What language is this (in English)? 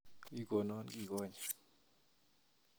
Kalenjin